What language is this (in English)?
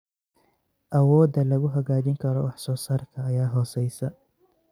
Somali